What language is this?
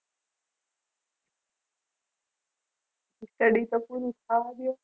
Gujarati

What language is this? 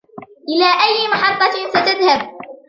Arabic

